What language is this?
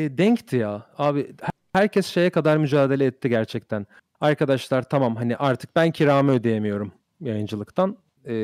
Turkish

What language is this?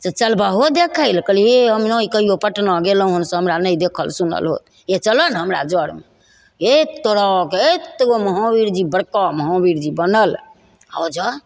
Maithili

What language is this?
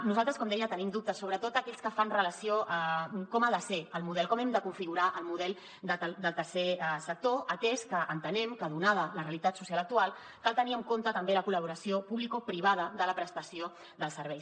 Catalan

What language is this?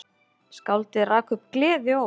Icelandic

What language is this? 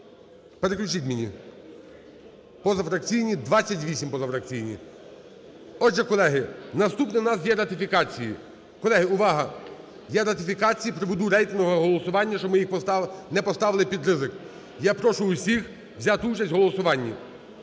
Ukrainian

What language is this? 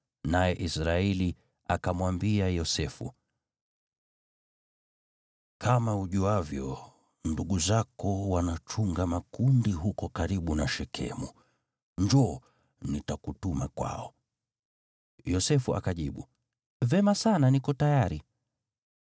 Swahili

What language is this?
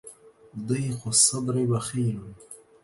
Arabic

